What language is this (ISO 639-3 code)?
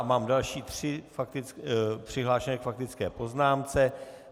ces